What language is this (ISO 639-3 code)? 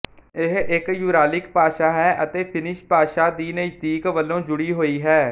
pan